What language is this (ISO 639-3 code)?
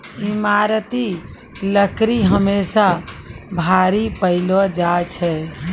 mai